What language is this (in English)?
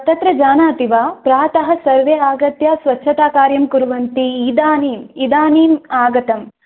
Sanskrit